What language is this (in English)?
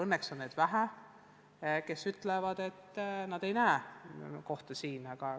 Estonian